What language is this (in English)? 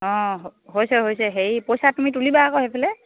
Assamese